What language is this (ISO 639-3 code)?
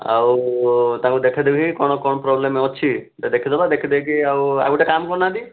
ori